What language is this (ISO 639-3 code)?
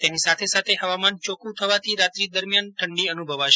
guj